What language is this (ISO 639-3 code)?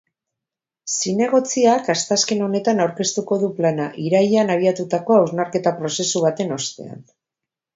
eus